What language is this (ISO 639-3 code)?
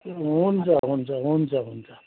nep